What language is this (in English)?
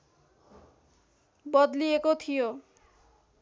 Nepali